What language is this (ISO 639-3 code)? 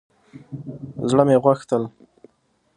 pus